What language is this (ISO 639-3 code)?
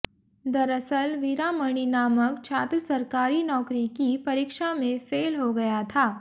hin